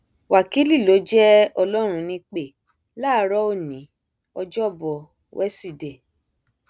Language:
Yoruba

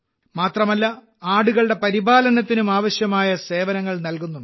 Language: Malayalam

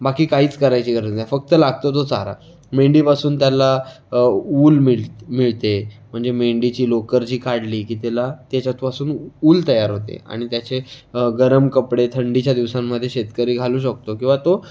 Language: Marathi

